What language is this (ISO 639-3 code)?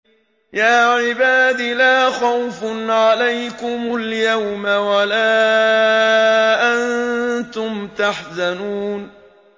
ara